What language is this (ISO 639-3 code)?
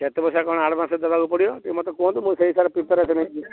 ori